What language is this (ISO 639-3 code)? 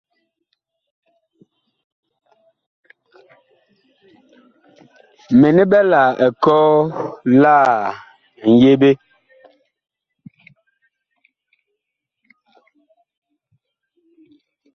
bkh